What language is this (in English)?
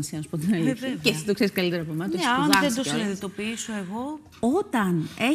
Greek